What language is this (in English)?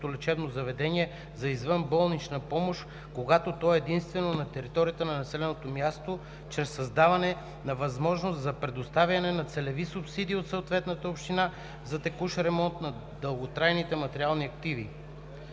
Bulgarian